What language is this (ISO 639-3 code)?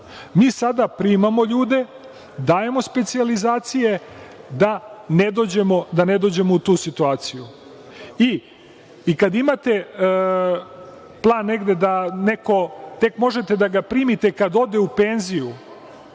srp